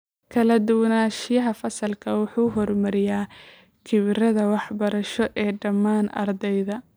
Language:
Somali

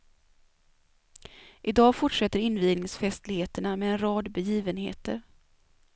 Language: Swedish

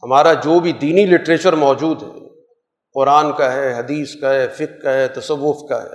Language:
Urdu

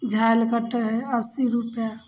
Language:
Maithili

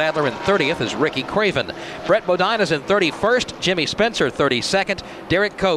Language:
English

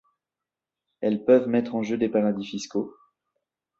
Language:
French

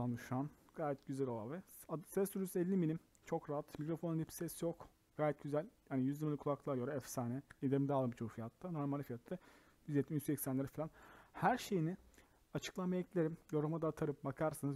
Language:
Turkish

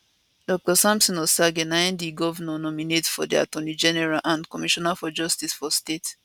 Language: Nigerian Pidgin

